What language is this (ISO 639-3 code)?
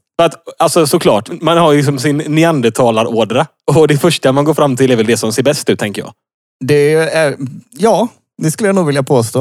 swe